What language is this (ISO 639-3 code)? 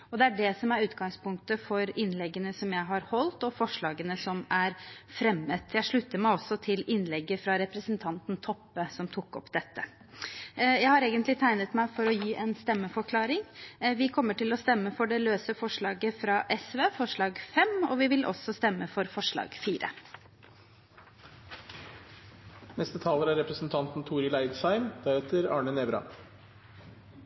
nor